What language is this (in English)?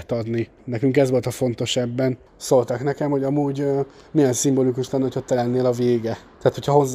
Hungarian